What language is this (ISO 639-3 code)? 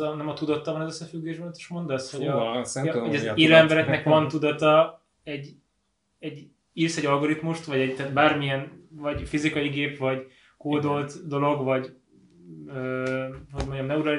hun